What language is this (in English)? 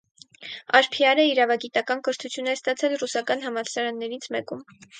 Armenian